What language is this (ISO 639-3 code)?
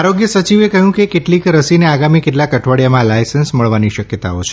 guj